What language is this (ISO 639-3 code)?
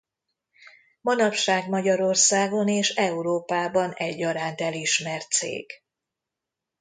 hun